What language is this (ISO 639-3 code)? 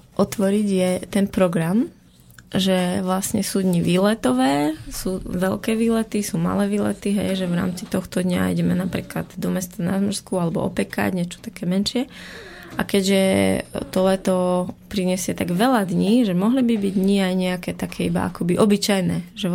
slk